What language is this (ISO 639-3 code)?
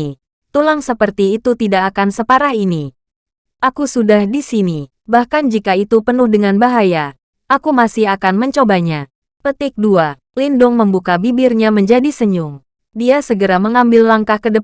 ind